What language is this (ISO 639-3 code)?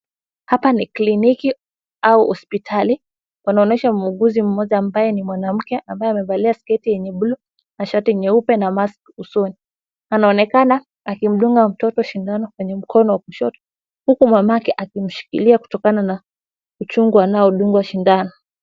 swa